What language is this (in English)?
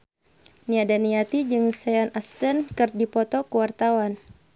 Sundanese